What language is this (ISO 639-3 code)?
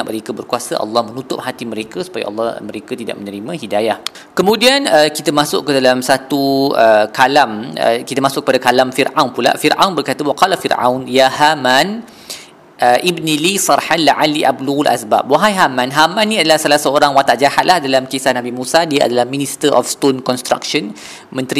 msa